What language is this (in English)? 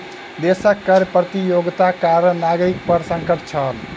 Maithili